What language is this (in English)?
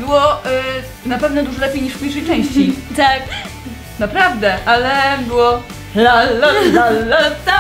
Polish